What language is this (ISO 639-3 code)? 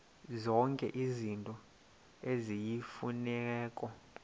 xho